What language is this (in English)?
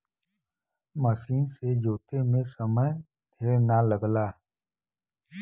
Bhojpuri